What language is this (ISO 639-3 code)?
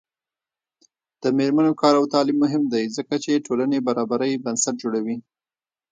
pus